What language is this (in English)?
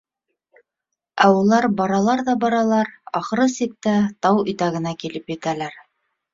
Bashkir